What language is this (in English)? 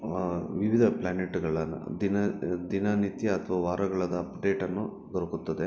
Kannada